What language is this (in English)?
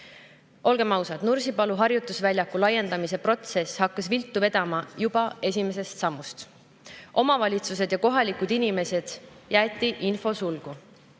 Estonian